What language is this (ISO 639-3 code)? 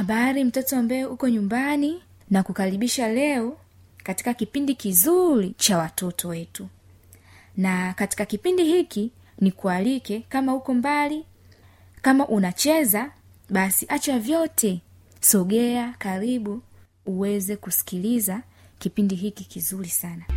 swa